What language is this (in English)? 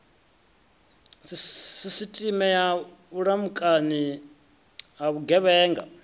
Venda